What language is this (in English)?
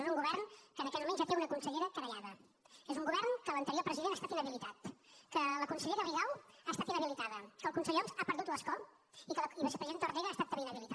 Catalan